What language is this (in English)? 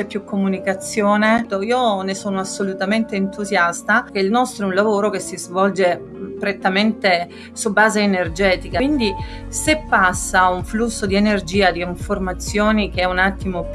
Italian